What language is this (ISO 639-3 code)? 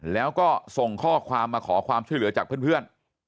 tha